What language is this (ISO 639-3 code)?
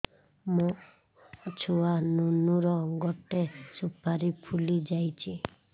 ori